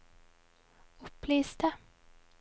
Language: Norwegian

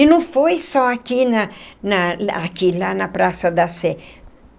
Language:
Portuguese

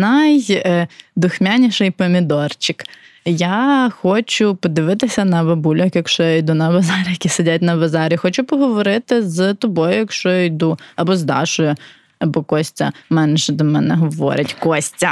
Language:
Ukrainian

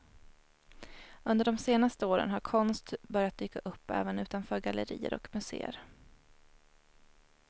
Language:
Swedish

